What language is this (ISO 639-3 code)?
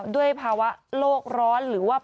tha